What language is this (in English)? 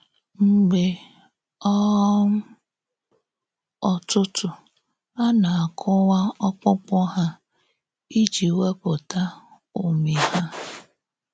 Igbo